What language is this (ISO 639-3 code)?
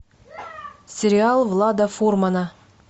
rus